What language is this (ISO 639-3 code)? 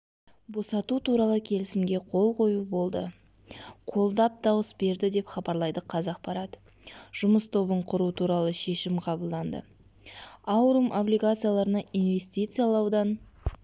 kaz